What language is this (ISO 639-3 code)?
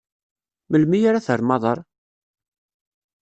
kab